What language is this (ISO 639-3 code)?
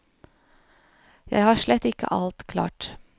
nor